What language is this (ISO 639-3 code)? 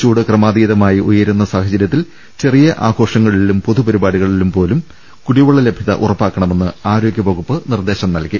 mal